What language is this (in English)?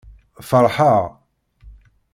Kabyle